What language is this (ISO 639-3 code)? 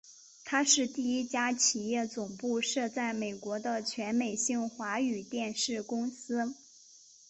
zho